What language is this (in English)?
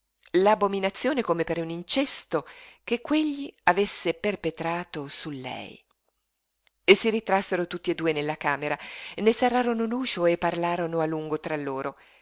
Italian